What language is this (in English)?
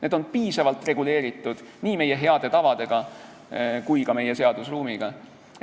Estonian